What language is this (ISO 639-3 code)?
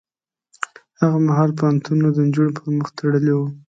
pus